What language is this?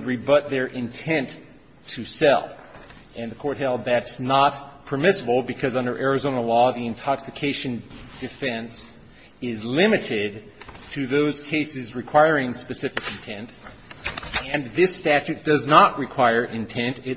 English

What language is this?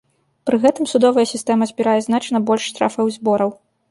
Belarusian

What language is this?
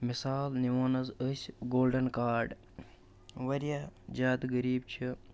Kashmiri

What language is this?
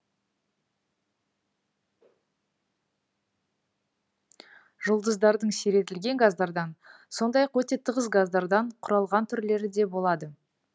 Kazakh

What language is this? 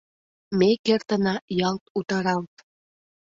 Mari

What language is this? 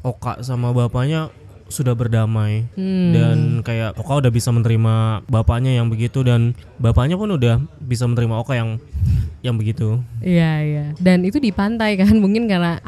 Indonesian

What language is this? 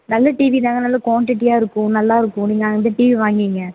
Tamil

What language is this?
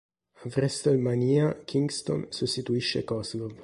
Italian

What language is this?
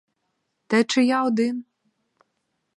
Ukrainian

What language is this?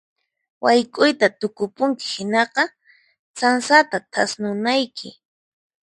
Puno Quechua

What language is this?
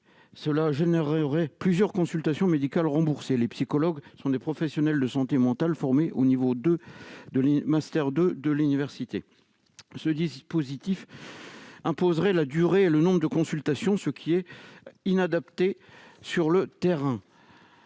French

